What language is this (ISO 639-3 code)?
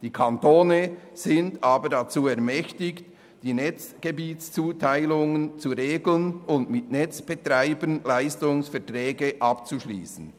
gsw